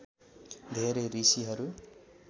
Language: Nepali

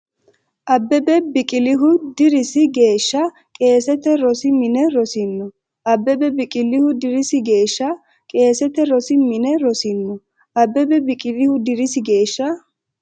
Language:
Sidamo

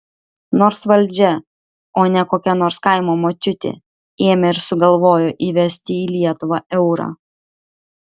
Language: Lithuanian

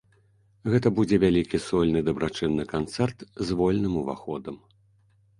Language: Belarusian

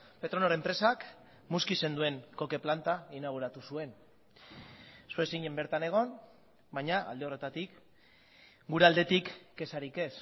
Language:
Basque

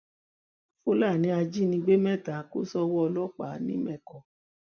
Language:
Yoruba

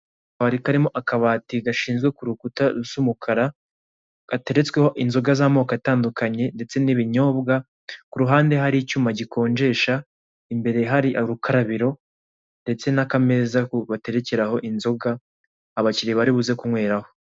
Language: Kinyarwanda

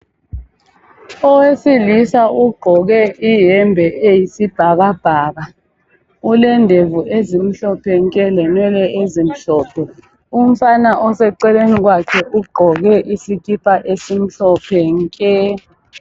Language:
North Ndebele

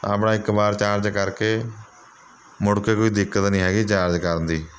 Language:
Punjabi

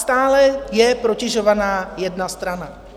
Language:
Czech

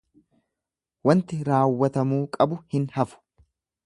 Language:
Oromo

